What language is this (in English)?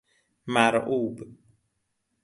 Persian